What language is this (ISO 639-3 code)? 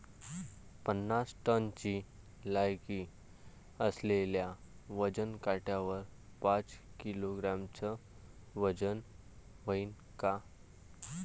mar